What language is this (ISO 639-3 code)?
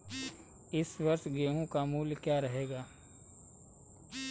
hin